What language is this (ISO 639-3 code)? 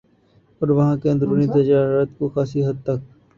urd